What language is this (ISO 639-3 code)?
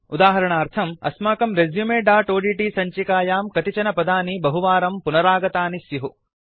san